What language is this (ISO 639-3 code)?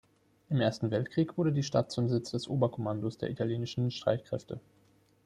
deu